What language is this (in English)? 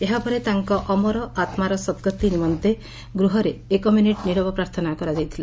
Odia